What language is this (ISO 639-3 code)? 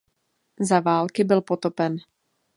ces